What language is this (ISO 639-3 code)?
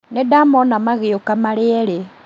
kik